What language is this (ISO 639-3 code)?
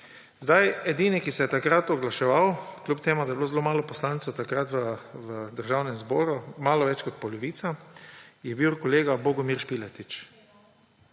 slv